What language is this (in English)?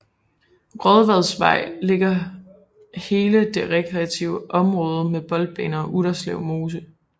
Danish